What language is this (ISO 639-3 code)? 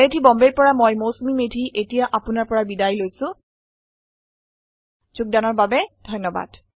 asm